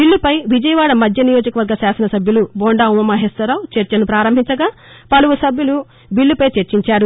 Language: Telugu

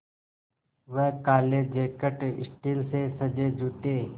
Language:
Hindi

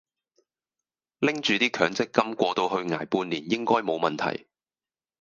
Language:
Cantonese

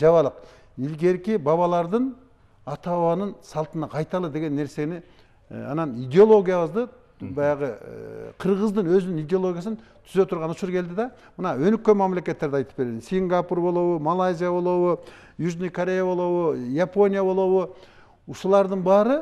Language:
Turkish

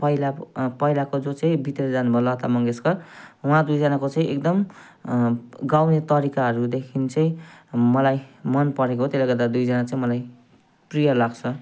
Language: Nepali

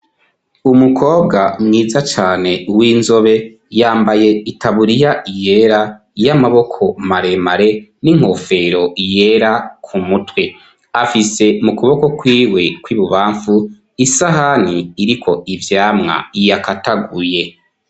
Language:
Rundi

